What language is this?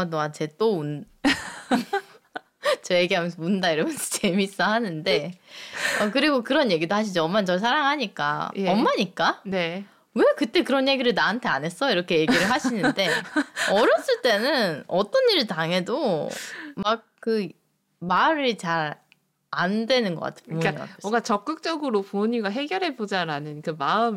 Korean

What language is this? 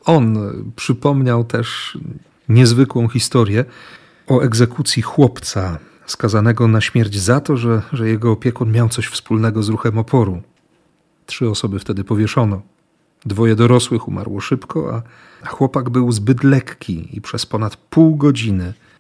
Polish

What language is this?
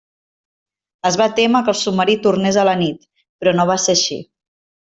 Catalan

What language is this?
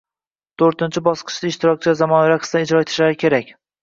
Uzbek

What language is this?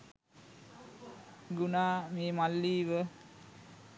Sinhala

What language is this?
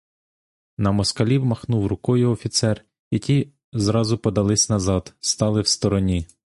Ukrainian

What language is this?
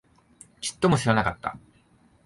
Japanese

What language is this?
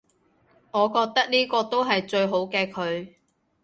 Cantonese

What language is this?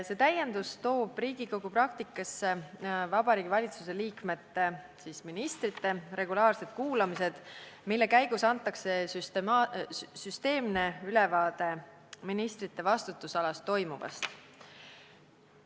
Estonian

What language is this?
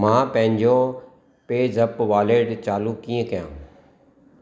Sindhi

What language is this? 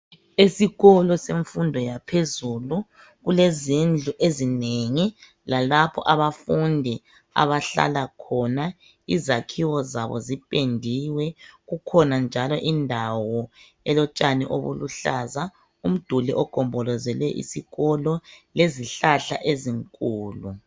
North Ndebele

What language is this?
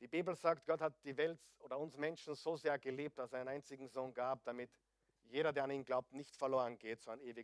German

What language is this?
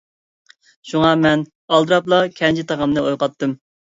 Uyghur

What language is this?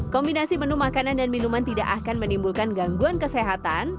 Indonesian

